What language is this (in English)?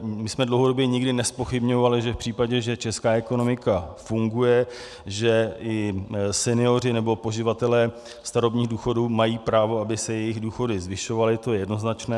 Czech